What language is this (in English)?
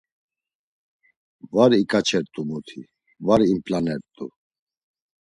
Laz